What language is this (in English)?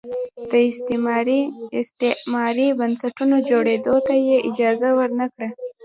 Pashto